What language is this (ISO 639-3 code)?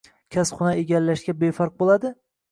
uzb